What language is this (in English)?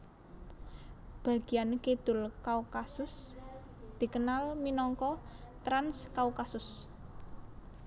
Javanese